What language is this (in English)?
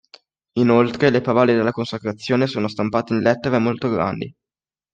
Italian